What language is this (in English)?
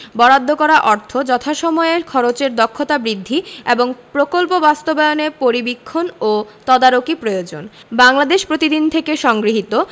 Bangla